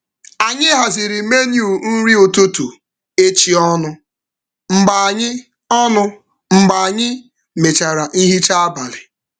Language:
Igbo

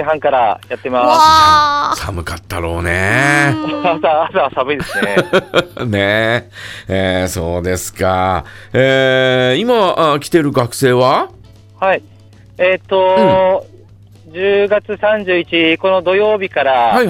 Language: Japanese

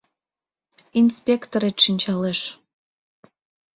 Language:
Mari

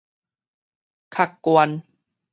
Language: Min Nan Chinese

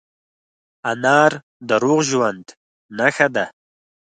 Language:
Pashto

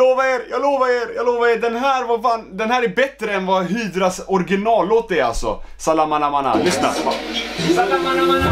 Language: Swedish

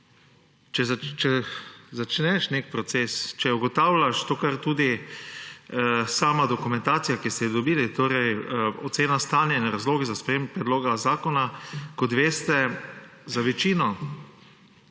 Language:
Slovenian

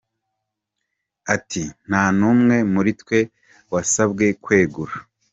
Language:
Kinyarwanda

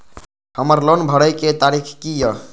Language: Maithili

